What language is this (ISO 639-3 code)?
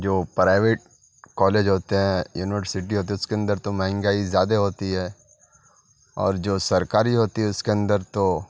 urd